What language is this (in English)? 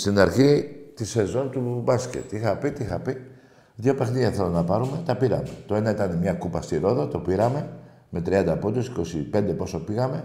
Greek